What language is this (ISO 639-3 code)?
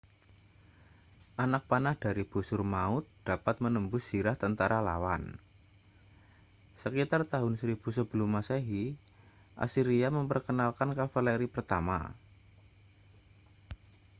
ind